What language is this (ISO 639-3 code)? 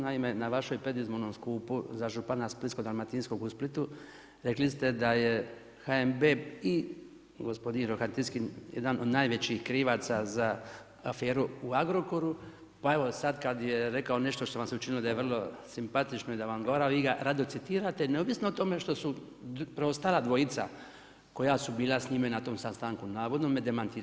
hrv